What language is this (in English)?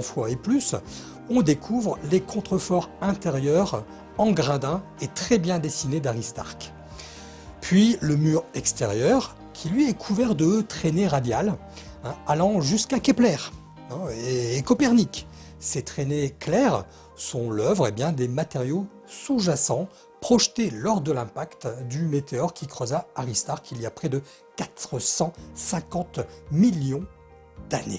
French